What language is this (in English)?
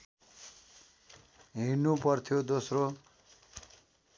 Nepali